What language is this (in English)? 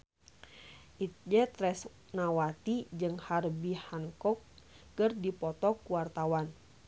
Sundanese